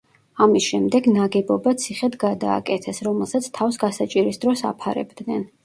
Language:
Georgian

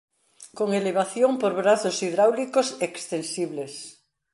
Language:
Galician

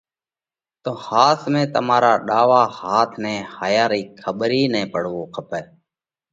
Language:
Parkari Koli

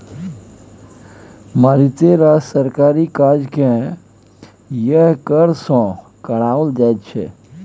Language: Maithili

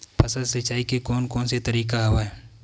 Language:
Chhattisgarhi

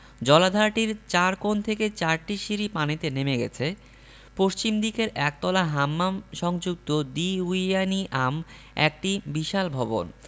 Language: Bangla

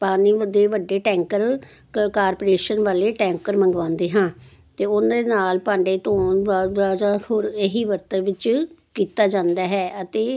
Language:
Punjabi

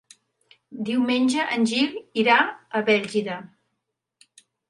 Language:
Catalan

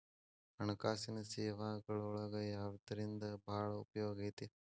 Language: Kannada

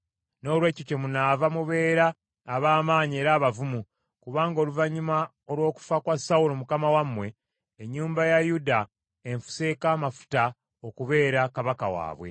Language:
Ganda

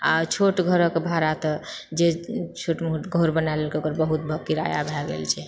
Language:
Maithili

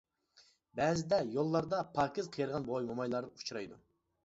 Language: Uyghur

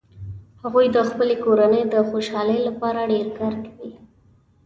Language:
Pashto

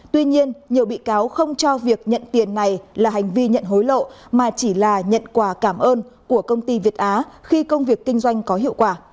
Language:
Vietnamese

